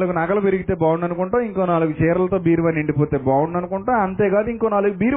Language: Telugu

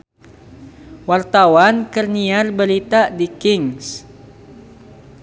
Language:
Sundanese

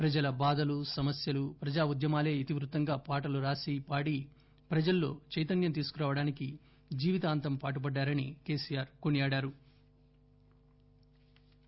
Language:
Telugu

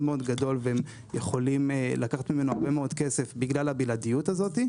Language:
Hebrew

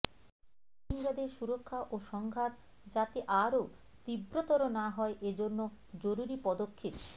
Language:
Bangla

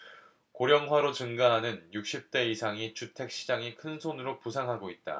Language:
Korean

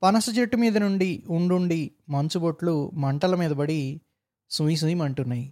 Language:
Telugu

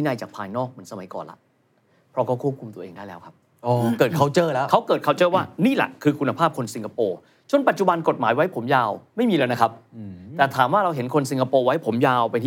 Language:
Thai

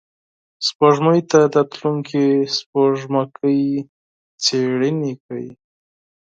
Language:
Pashto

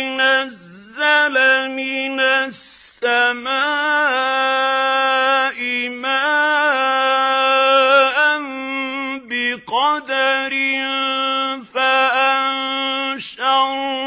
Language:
Arabic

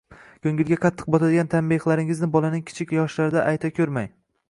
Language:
Uzbek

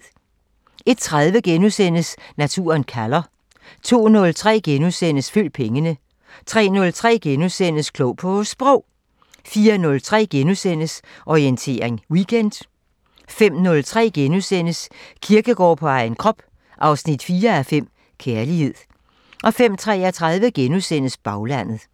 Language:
Danish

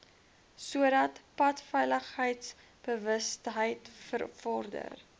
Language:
Afrikaans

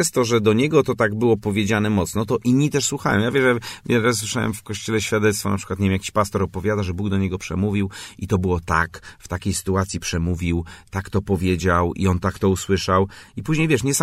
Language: Polish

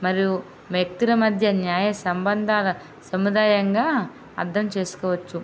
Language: Telugu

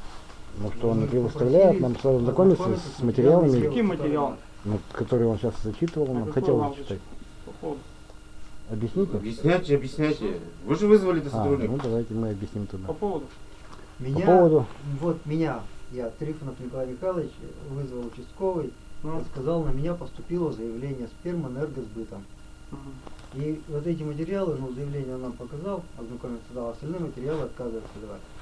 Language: Russian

